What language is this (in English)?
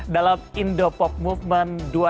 Indonesian